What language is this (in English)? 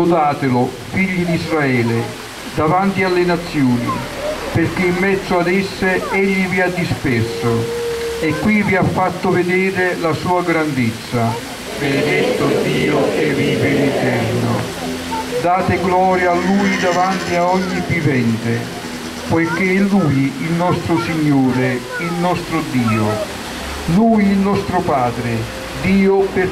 Italian